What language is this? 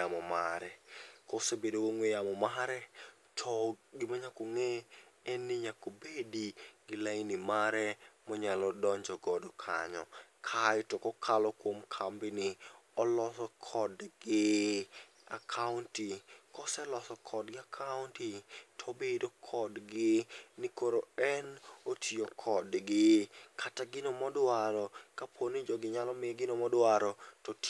Luo (Kenya and Tanzania)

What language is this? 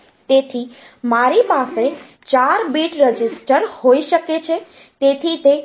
Gujarati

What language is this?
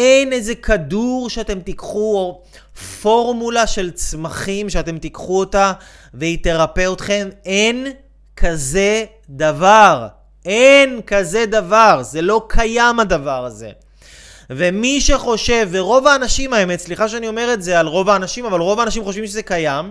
Hebrew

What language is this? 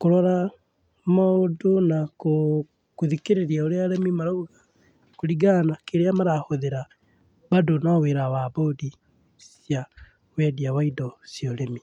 Kikuyu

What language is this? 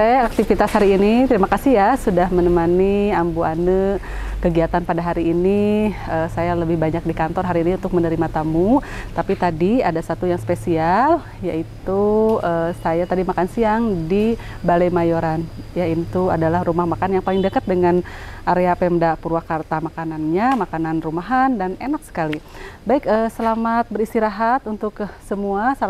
Indonesian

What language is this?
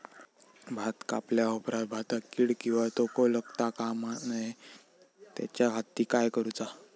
Marathi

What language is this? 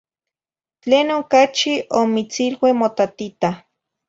Zacatlán-Ahuacatlán-Tepetzintla Nahuatl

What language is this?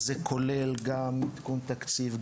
Hebrew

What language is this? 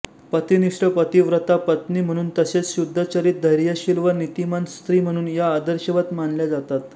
Marathi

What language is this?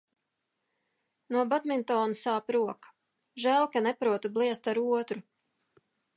Latvian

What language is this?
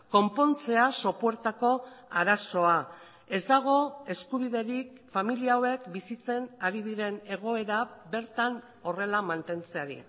Basque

